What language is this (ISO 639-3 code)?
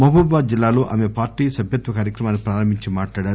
tel